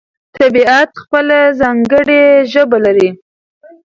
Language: Pashto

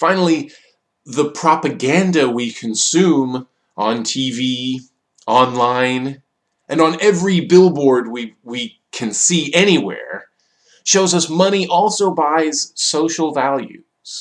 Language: English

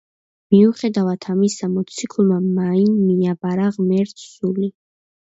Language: Georgian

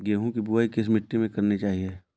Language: Hindi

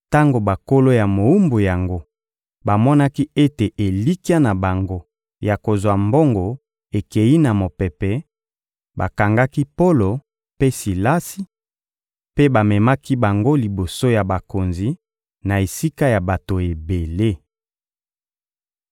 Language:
Lingala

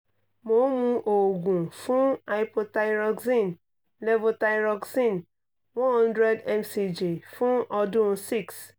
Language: Yoruba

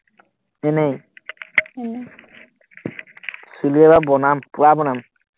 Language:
Assamese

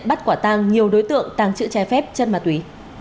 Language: Vietnamese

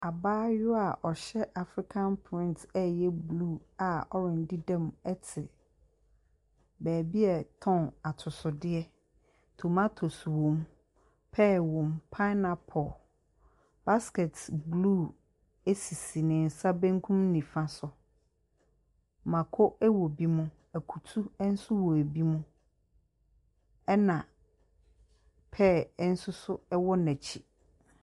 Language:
Akan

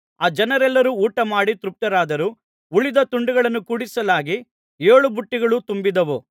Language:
Kannada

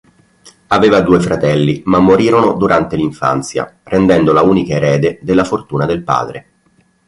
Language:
Italian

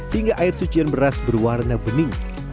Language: Indonesian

